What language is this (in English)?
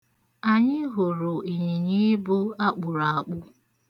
Igbo